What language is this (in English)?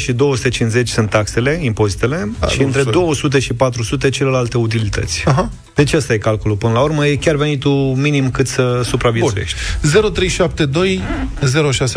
Romanian